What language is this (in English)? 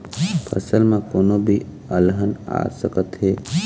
Chhattisgarhi